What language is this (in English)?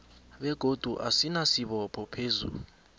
South Ndebele